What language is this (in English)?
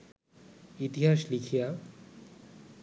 Bangla